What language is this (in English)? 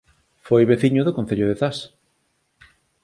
Galician